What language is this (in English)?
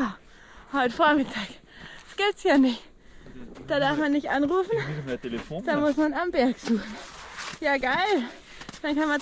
German